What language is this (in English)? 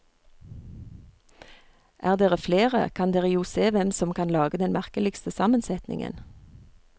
Norwegian